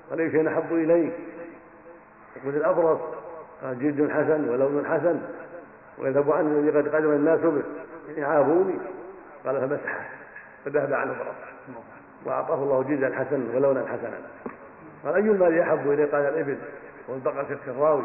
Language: Arabic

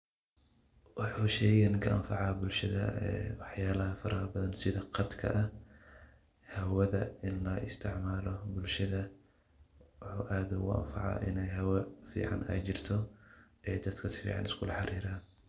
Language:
Somali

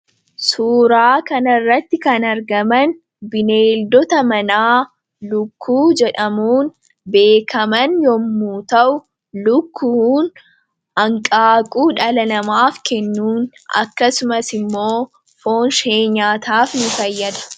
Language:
Oromo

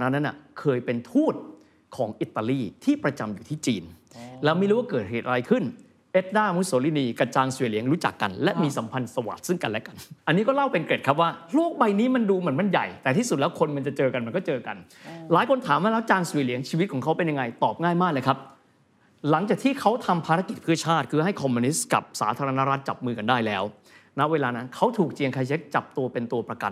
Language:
Thai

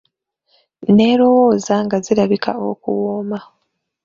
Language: Ganda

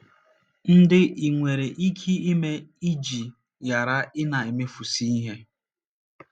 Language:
Igbo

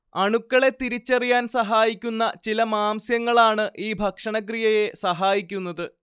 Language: Malayalam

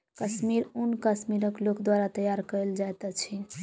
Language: Maithili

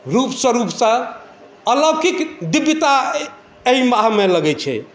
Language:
Maithili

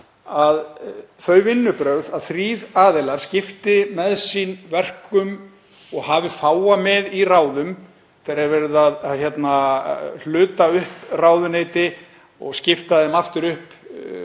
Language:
Icelandic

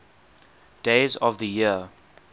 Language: English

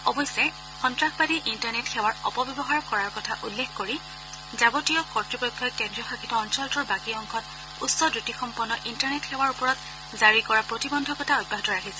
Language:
Assamese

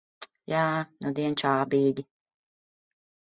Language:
Latvian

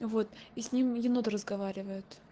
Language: Russian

